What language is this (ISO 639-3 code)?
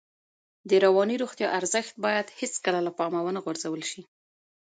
pus